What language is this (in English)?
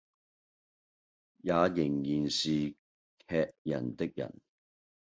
Cantonese